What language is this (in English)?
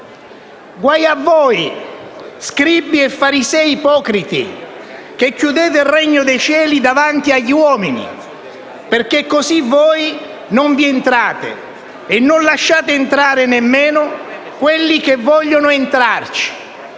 Italian